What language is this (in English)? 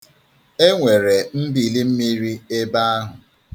Igbo